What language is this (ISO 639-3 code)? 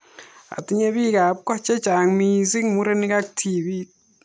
kln